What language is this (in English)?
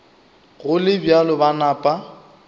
Northern Sotho